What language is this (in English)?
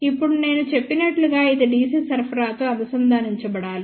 Telugu